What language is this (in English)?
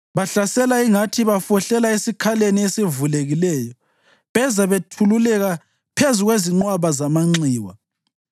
North Ndebele